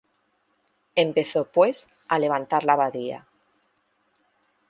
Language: Spanish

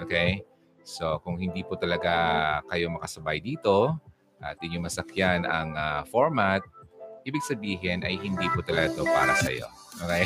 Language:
Filipino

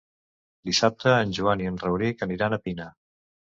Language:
Catalan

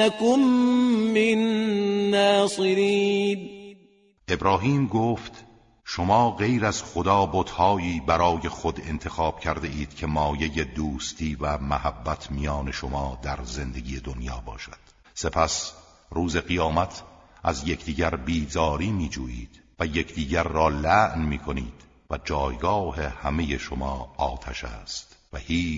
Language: Persian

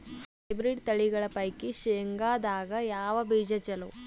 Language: Kannada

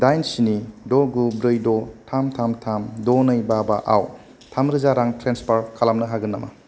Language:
Bodo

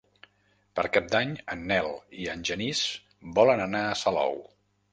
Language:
Catalan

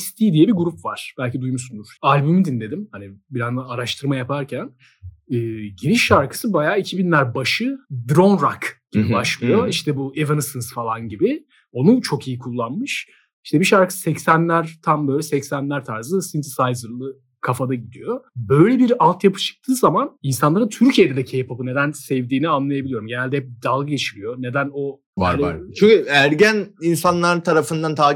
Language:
Turkish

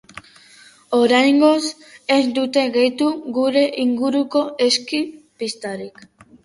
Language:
Basque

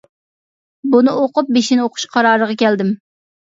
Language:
Uyghur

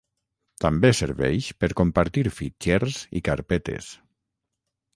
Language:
Catalan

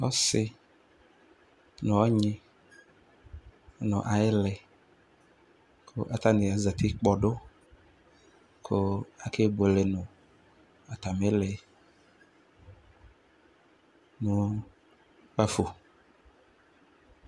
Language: Ikposo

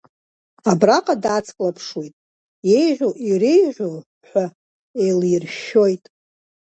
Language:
Abkhazian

